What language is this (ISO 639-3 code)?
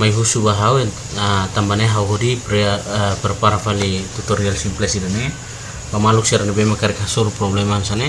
ind